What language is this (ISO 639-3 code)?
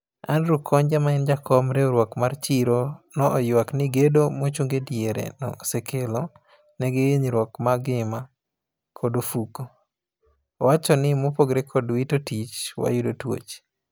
luo